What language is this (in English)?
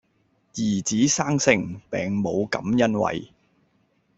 Cantonese